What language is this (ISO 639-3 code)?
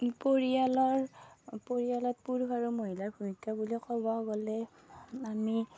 asm